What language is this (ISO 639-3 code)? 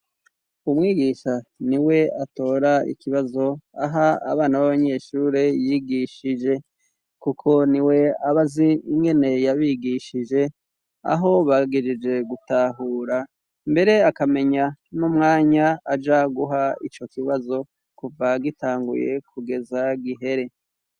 run